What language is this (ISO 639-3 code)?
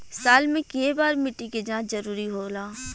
bho